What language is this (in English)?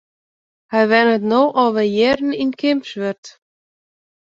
Western Frisian